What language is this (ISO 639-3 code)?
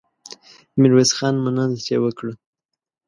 pus